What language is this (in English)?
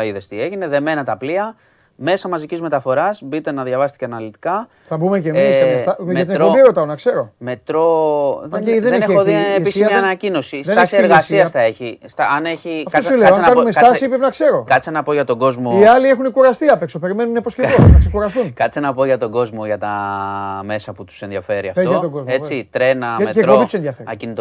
Greek